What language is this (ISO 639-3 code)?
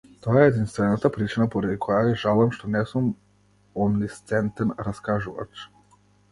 mkd